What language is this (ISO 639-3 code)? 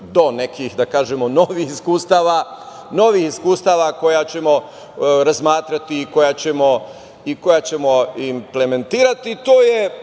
srp